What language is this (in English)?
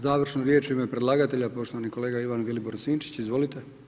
Croatian